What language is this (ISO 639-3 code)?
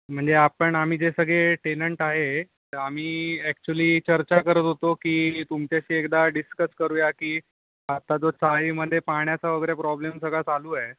mar